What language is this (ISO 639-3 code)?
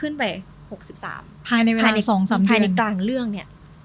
tha